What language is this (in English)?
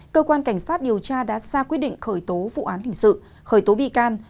Vietnamese